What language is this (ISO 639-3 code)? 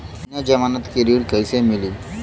bho